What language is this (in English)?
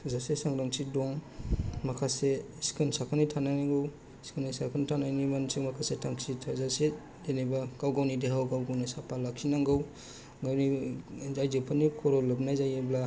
Bodo